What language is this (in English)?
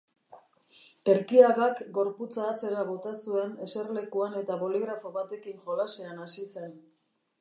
Basque